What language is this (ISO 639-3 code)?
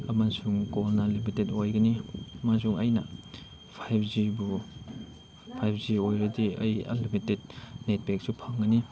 mni